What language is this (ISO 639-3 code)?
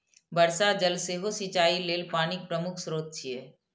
mai